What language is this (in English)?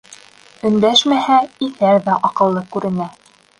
Bashkir